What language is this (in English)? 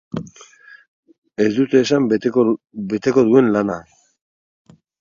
Basque